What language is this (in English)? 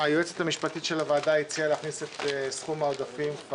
Hebrew